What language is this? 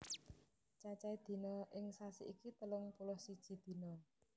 Javanese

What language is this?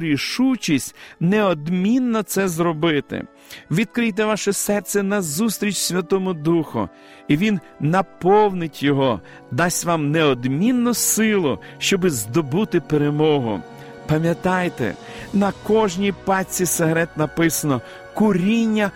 Ukrainian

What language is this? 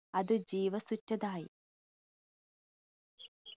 Malayalam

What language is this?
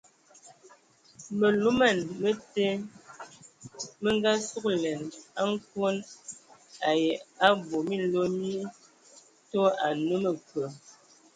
Ewondo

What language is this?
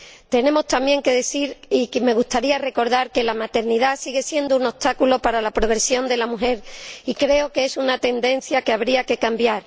Spanish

